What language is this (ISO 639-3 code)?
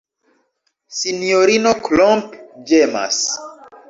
epo